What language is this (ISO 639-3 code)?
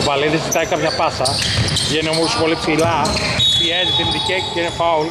ell